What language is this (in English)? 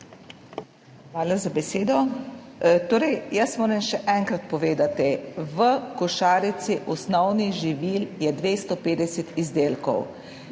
Slovenian